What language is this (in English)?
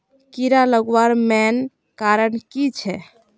Magahi